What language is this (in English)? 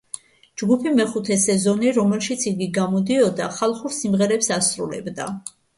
Georgian